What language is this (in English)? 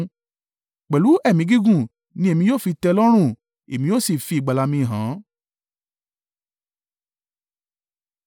Yoruba